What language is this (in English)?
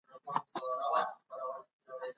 Pashto